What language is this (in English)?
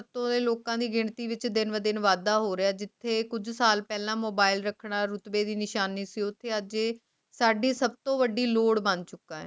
Punjabi